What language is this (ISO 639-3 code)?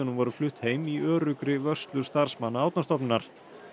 isl